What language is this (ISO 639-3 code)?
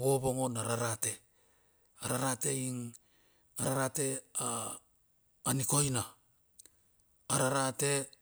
bxf